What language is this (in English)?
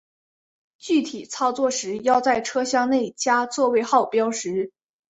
Chinese